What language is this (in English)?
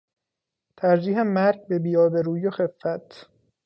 Persian